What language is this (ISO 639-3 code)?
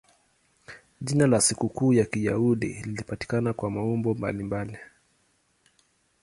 swa